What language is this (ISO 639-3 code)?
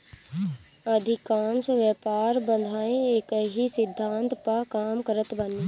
bho